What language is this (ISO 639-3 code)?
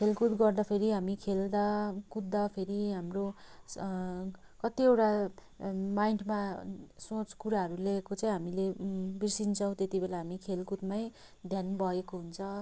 nep